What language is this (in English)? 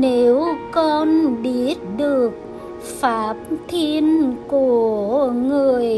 Vietnamese